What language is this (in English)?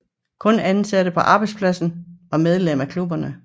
Danish